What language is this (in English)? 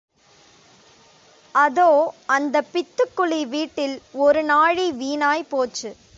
Tamil